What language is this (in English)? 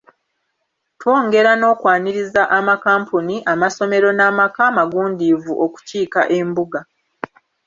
Ganda